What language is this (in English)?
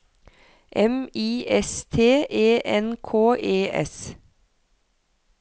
Norwegian